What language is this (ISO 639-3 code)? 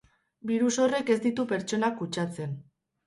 eus